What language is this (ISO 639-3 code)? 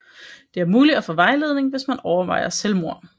dan